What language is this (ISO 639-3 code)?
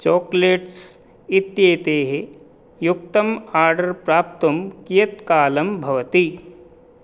san